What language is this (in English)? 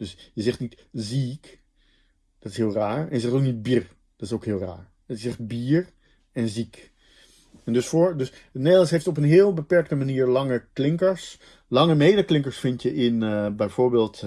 Dutch